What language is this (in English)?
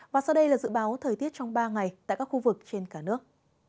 Vietnamese